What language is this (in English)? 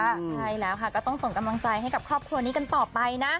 Thai